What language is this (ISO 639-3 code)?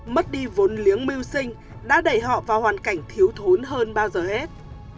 vie